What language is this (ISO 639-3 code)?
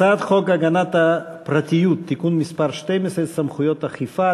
heb